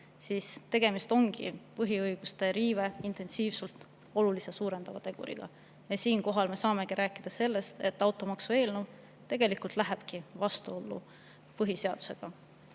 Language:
Estonian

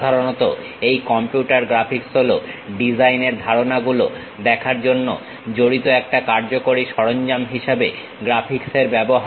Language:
Bangla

